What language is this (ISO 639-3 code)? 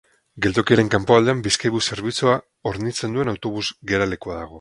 eus